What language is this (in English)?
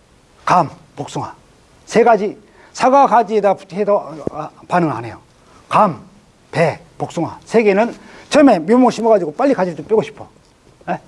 Korean